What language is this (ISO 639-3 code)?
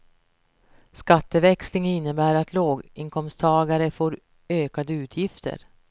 swe